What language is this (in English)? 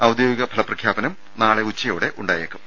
Malayalam